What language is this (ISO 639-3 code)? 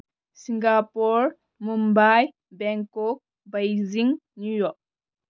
mni